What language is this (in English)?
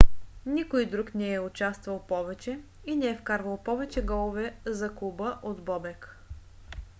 Bulgarian